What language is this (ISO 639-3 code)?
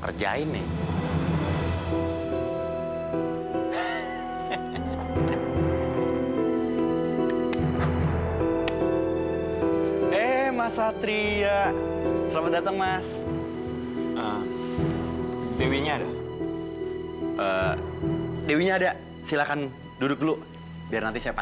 ind